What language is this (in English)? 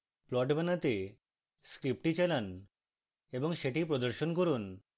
Bangla